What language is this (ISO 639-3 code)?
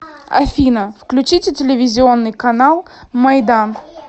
rus